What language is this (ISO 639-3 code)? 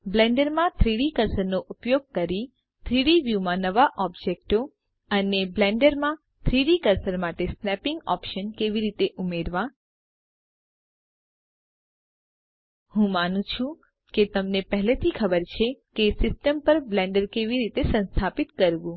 guj